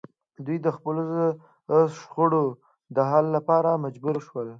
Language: Pashto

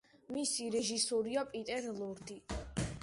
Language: Georgian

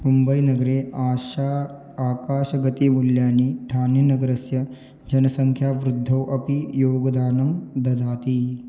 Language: Sanskrit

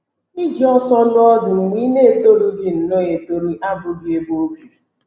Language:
Igbo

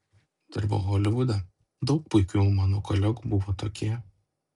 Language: Lithuanian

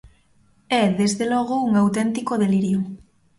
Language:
Galician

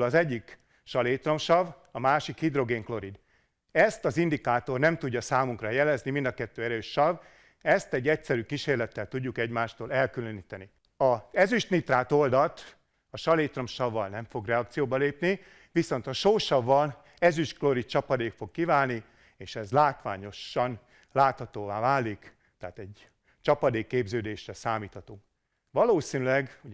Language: Hungarian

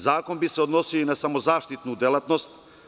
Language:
Serbian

